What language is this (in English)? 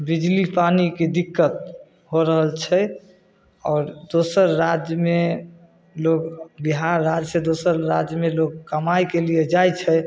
Maithili